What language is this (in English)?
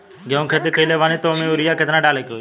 Bhojpuri